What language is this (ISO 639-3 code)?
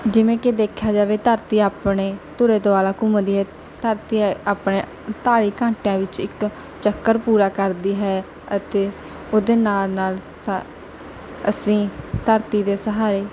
pan